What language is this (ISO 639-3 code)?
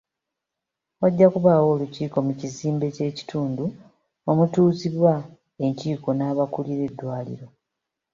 lug